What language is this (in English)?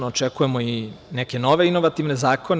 Serbian